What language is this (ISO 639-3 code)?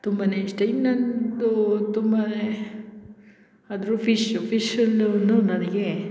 kan